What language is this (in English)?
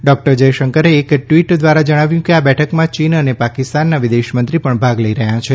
Gujarati